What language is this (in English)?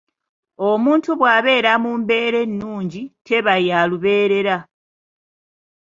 Ganda